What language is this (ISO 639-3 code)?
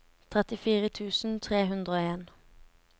nor